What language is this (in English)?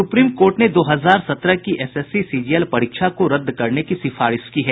Hindi